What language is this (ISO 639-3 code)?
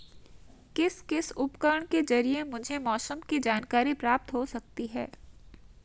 hin